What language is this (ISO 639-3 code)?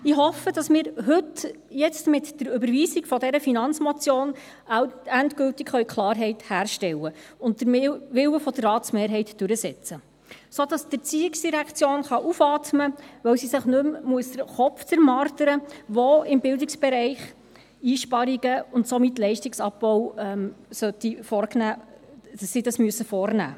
gsw